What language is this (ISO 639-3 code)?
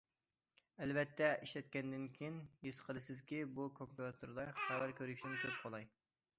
uig